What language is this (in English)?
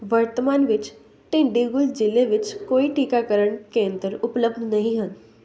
Punjabi